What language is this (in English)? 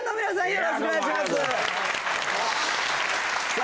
Japanese